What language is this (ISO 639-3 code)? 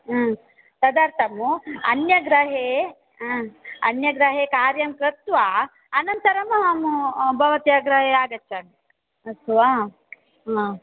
san